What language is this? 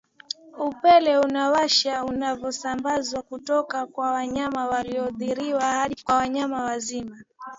Swahili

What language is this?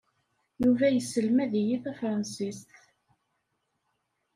Kabyle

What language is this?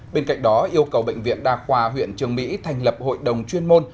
Vietnamese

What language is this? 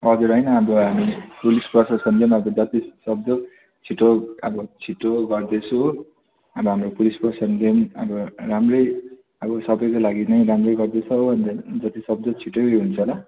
Nepali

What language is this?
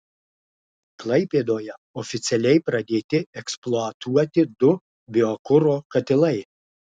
Lithuanian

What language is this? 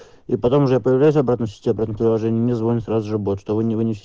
Russian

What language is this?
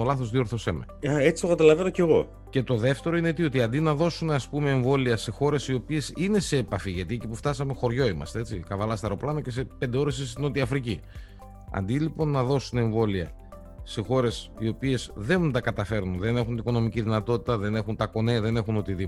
Greek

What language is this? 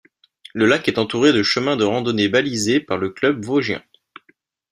French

